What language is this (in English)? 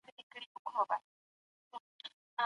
Pashto